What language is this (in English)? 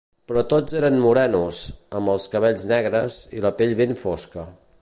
Catalan